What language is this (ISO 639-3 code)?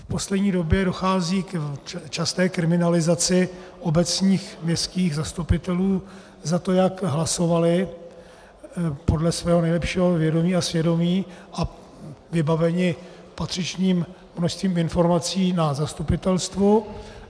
ces